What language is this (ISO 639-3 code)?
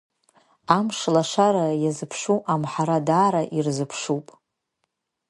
abk